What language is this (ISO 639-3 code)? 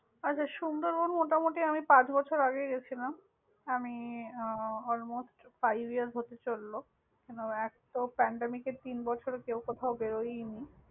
ben